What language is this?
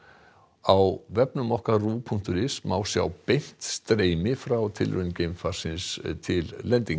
Icelandic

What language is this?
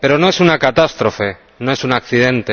Spanish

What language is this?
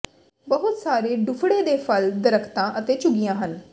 Punjabi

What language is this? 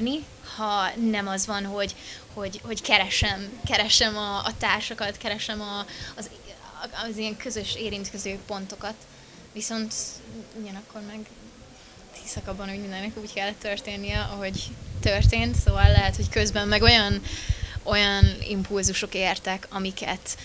Hungarian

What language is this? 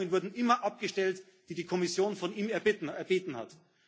German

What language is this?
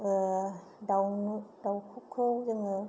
Bodo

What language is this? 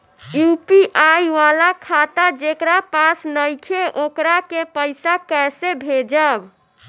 Bhojpuri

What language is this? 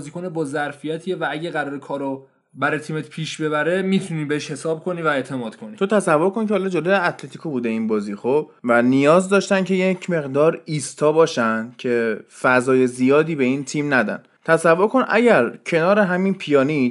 Persian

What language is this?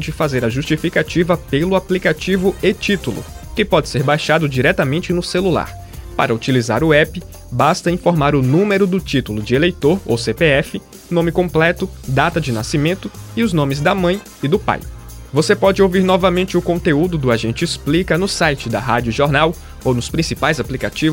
Portuguese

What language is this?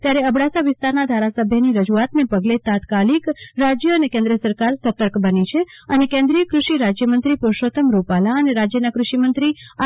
Gujarati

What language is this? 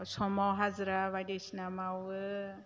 Bodo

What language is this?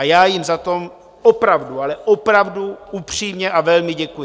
Czech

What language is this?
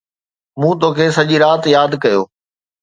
Sindhi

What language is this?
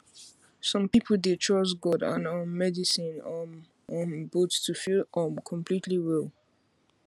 Nigerian Pidgin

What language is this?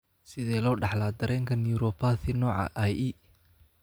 Somali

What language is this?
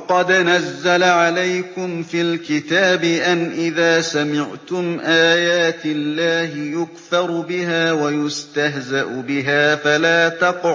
Arabic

